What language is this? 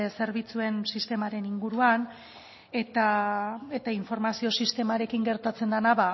Basque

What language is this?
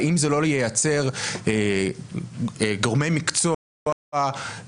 Hebrew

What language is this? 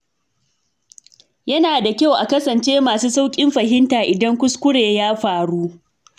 Hausa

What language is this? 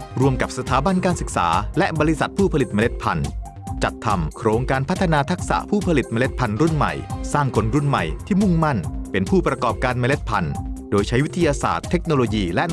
Thai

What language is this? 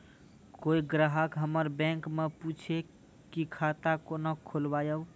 Maithili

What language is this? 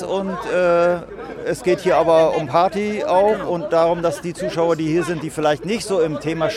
German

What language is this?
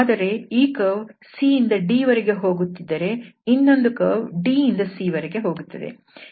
Kannada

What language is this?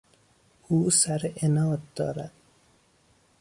Persian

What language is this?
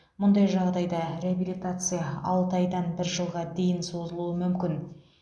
Kazakh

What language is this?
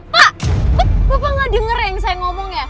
Indonesian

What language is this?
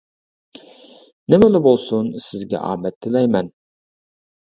Uyghur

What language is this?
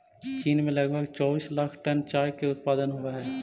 Magahi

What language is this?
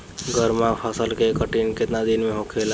Bhojpuri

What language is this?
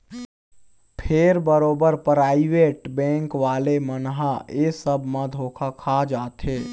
Chhattisgarhi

